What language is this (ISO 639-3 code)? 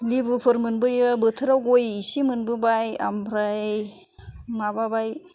brx